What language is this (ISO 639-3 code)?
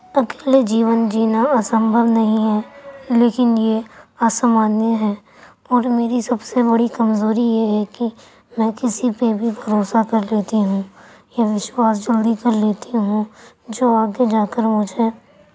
urd